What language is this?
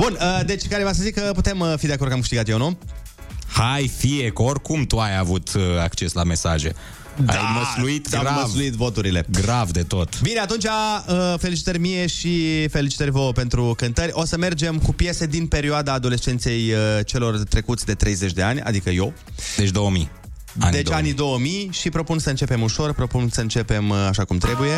Romanian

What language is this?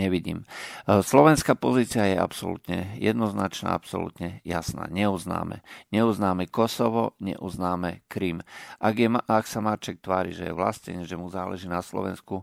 Slovak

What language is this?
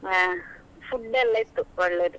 Kannada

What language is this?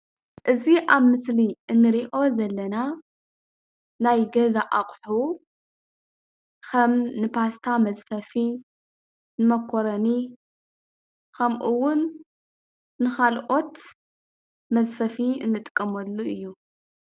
Tigrinya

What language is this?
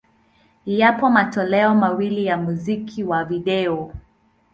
Swahili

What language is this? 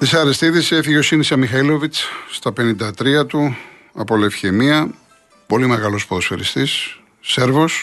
Greek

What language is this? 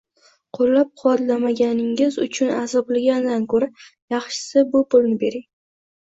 Uzbek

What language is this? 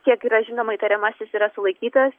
Lithuanian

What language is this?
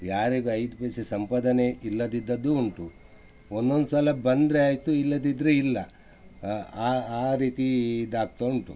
Kannada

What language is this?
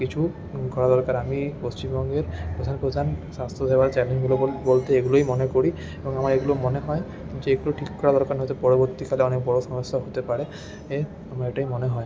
Bangla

